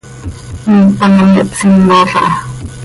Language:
Seri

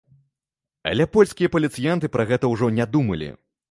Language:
Belarusian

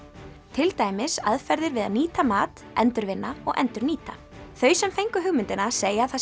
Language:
Icelandic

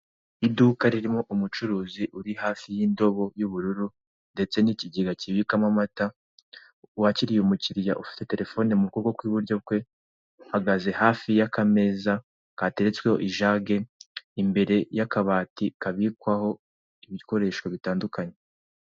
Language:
Kinyarwanda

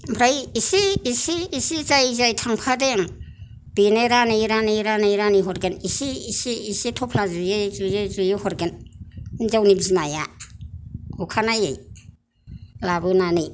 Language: Bodo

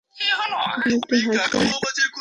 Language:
Bangla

